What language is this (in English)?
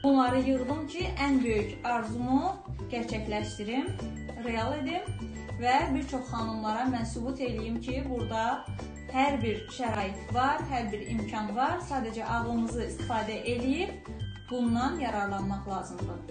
Turkish